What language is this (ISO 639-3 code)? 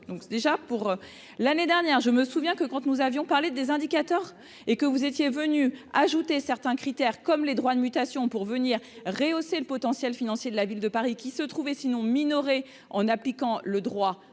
fra